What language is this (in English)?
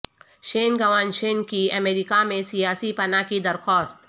Urdu